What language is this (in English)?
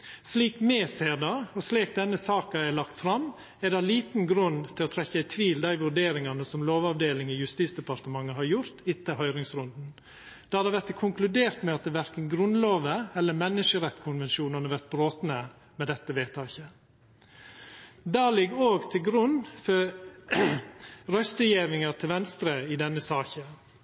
Norwegian Nynorsk